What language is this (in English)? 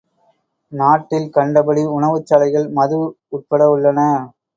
Tamil